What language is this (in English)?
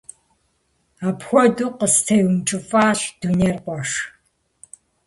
Kabardian